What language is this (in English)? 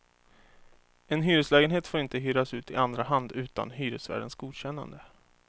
Swedish